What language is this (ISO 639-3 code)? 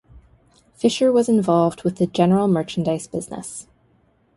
eng